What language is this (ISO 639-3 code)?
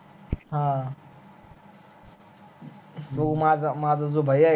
mar